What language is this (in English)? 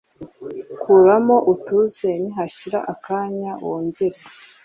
Kinyarwanda